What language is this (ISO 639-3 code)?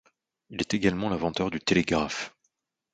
fra